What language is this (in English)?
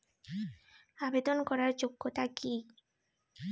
Bangla